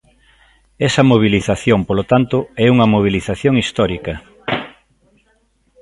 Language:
Galician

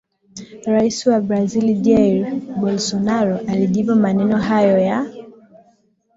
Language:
Swahili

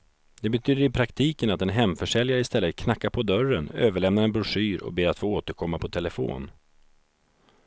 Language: Swedish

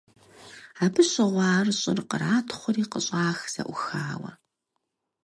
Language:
Kabardian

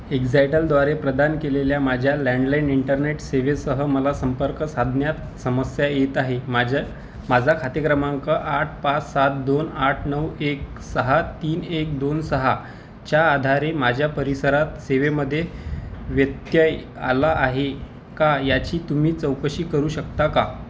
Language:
Marathi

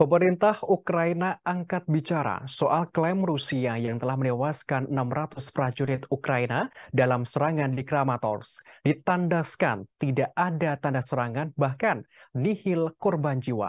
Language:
Indonesian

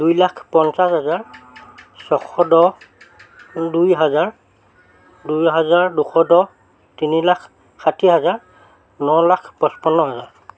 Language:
Assamese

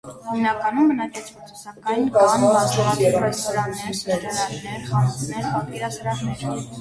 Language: Armenian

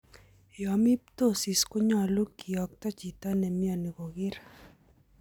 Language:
Kalenjin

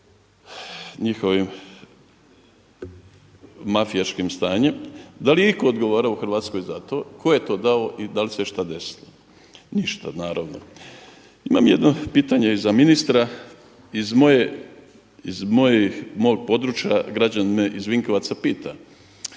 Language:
Croatian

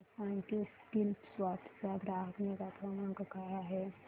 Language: Marathi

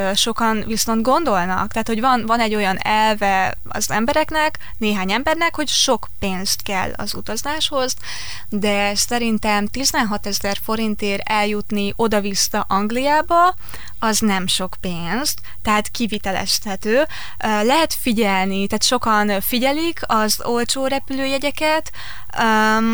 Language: Hungarian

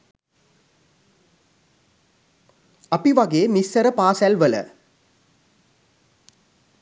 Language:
Sinhala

